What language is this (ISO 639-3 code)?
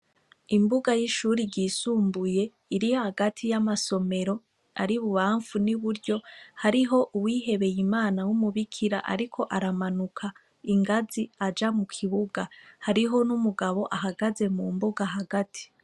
run